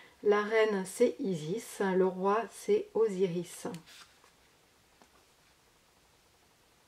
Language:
French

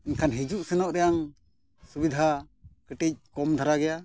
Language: Santali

